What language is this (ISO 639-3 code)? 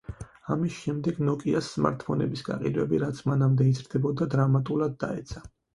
kat